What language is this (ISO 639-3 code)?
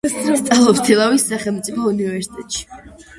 kat